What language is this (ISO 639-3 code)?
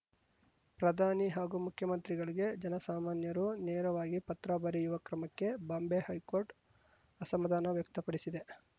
kan